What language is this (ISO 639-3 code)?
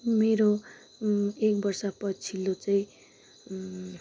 nep